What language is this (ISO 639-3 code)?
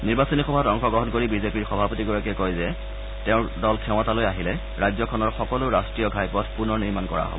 asm